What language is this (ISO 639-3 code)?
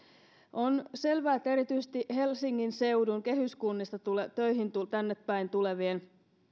fin